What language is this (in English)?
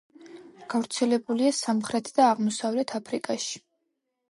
Georgian